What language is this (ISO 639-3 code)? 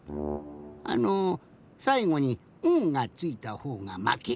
jpn